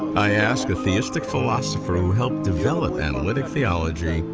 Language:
English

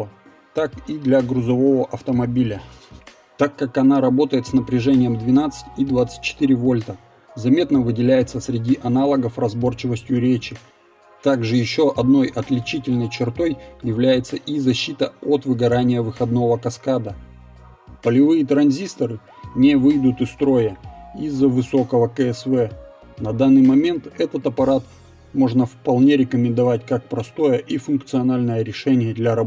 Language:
Russian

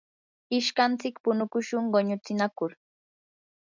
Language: Yanahuanca Pasco Quechua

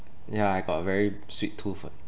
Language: English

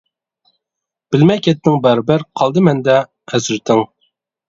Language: Uyghur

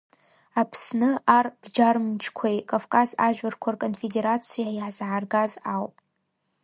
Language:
Abkhazian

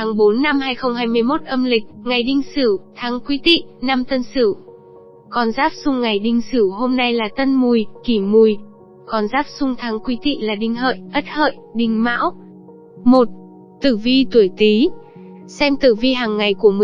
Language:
Vietnamese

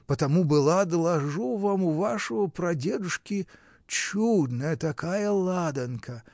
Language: Russian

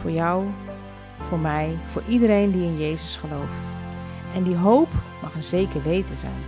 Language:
Dutch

